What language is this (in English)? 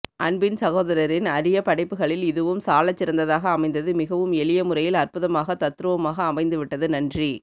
Tamil